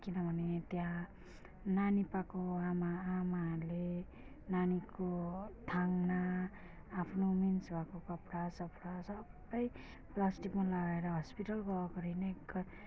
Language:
Nepali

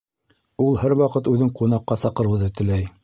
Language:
Bashkir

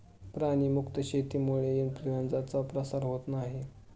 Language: Marathi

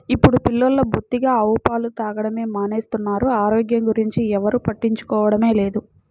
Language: Telugu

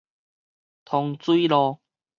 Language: Min Nan Chinese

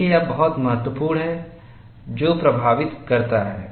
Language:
Hindi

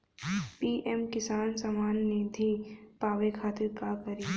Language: Bhojpuri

